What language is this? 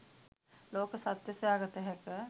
Sinhala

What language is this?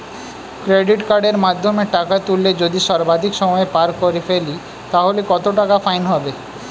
Bangla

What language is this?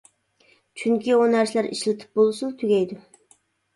Uyghur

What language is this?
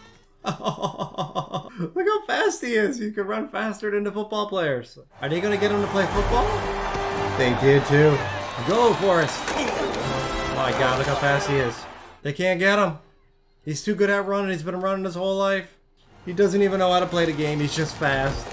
English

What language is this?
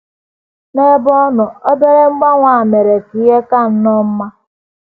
Igbo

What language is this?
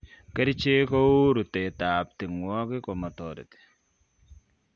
Kalenjin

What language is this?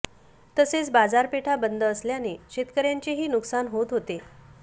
Marathi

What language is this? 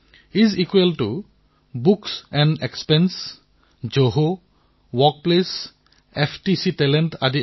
Assamese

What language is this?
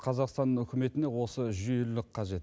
Kazakh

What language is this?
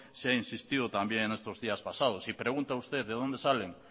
Spanish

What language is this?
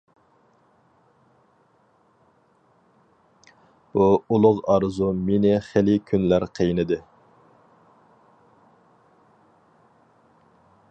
Uyghur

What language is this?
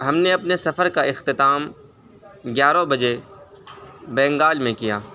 Urdu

